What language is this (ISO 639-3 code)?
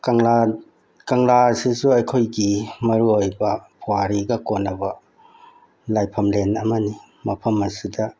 mni